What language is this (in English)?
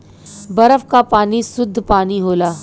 Bhojpuri